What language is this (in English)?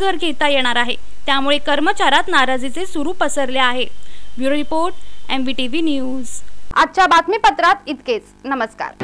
Hindi